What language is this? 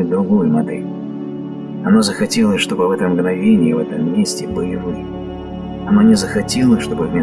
Russian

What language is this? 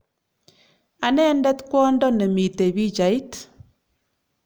Kalenjin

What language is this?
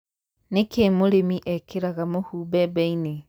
Kikuyu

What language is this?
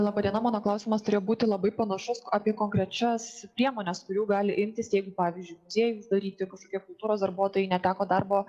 Lithuanian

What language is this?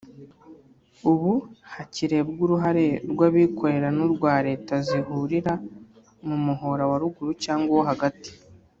Kinyarwanda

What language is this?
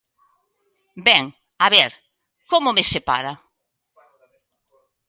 Galician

